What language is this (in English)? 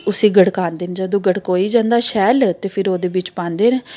Dogri